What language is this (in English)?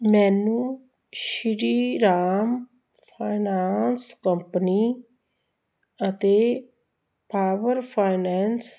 Punjabi